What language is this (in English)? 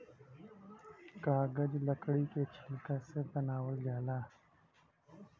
Bhojpuri